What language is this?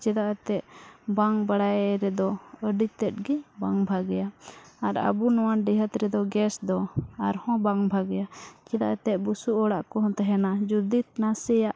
Santali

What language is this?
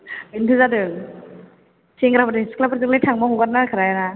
Bodo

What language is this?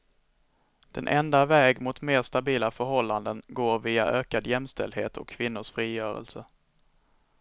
Swedish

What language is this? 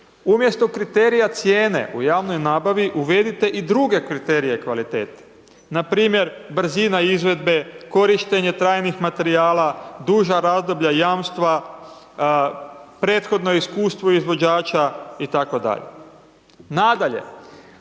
Croatian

